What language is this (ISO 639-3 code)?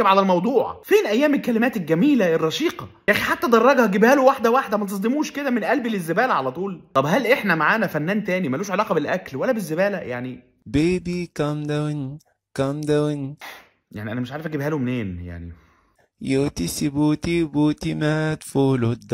ara